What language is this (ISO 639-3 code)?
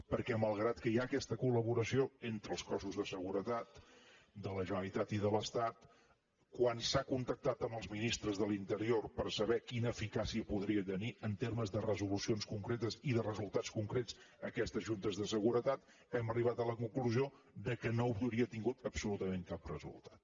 cat